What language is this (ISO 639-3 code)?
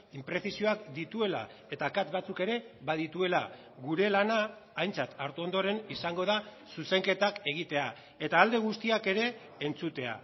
eus